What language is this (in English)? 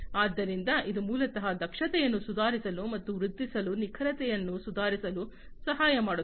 Kannada